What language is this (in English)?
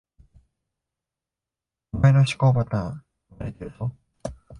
Japanese